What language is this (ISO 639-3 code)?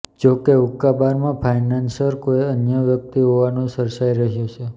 guj